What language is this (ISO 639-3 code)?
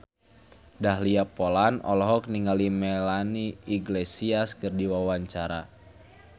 sun